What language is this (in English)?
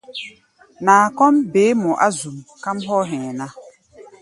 Gbaya